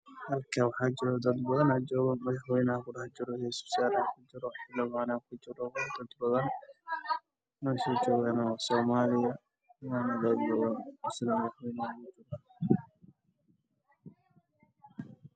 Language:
Somali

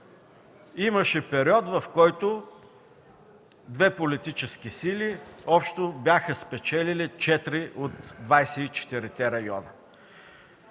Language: Bulgarian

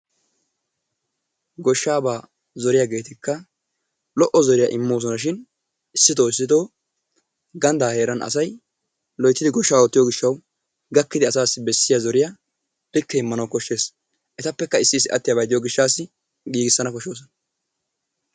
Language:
Wolaytta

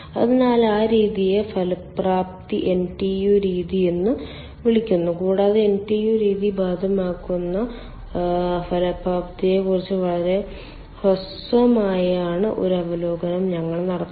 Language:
Malayalam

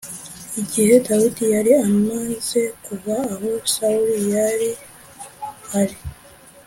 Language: Kinyarwanda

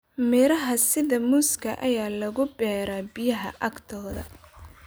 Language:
Somali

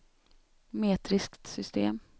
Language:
Swedish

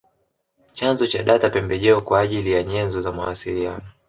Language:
Swahili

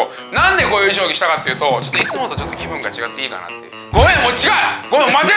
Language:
Japanese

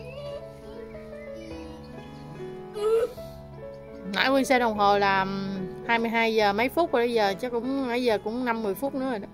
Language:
Vietnamese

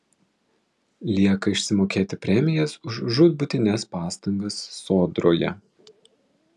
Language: Lithuanian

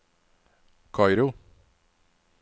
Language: Norwegian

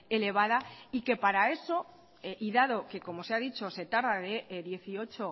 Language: Spanish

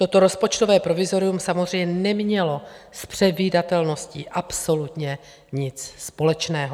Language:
Czech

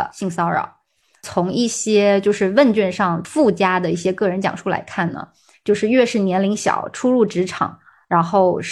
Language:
Chinese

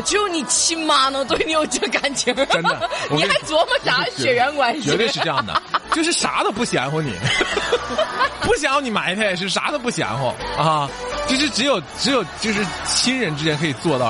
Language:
Chinese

